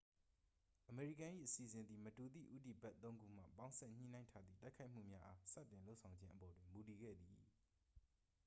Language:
Burmese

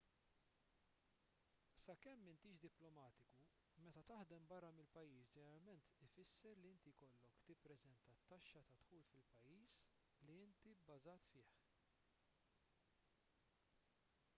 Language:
Maltese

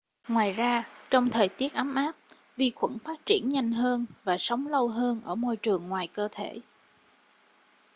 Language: Vietnamese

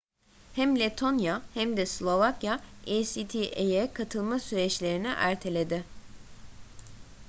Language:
Turkish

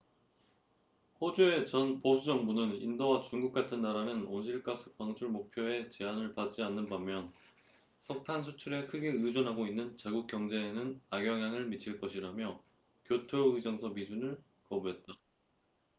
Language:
Korean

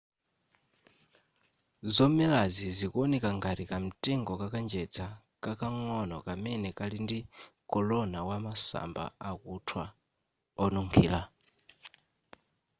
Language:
Nyanja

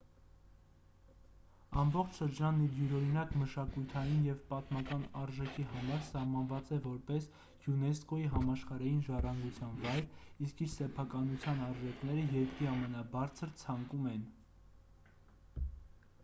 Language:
Armenian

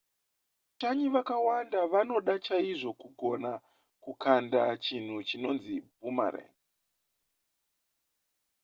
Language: Shona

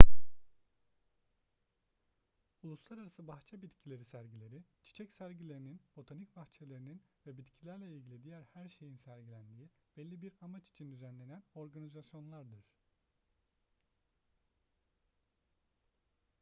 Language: Turkish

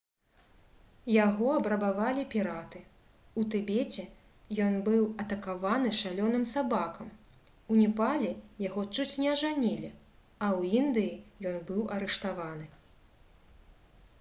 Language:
Belarusian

